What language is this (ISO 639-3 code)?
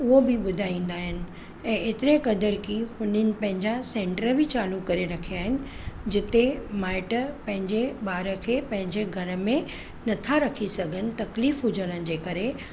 snd